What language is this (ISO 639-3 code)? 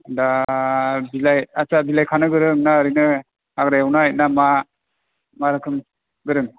brx